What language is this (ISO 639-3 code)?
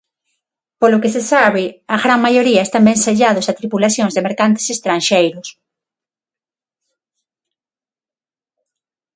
glg